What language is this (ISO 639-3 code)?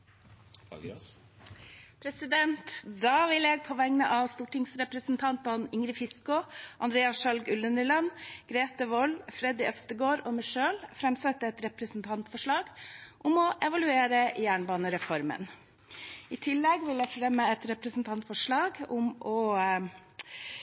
nor